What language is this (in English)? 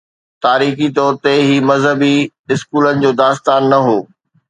Sindhi